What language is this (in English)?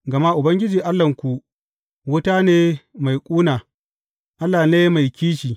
Hausa